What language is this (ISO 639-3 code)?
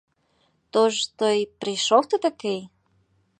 ukr